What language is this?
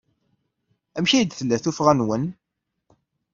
Kabyle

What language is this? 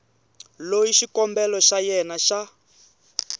Tsonga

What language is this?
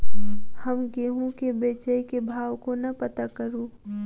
Maithili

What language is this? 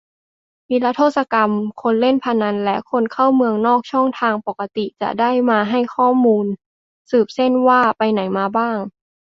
Thai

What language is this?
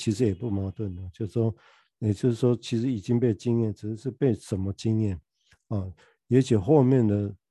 Chinese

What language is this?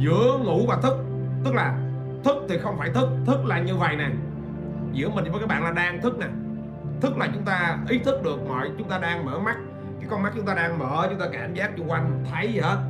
Vietnamese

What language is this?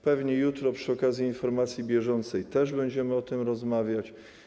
Polish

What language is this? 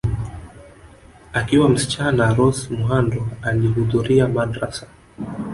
Swahili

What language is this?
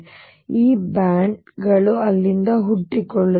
Kannada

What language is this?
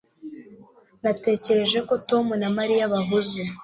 Kinyarwanda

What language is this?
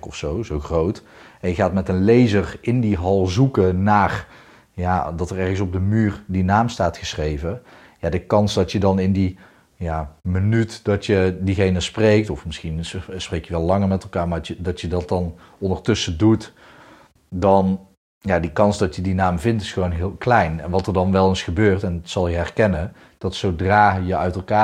Dutch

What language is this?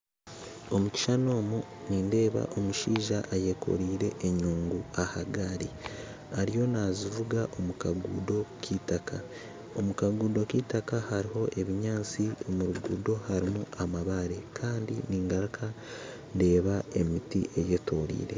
Nyankole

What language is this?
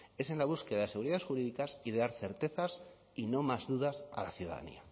Spanish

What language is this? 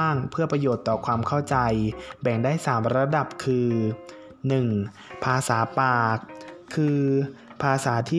Thai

